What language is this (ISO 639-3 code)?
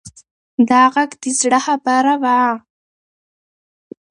pus